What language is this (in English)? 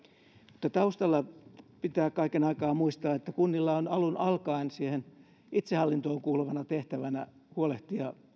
Finnish